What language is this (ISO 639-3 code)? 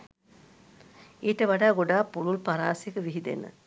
sin